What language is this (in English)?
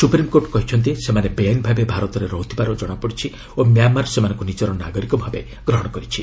Odia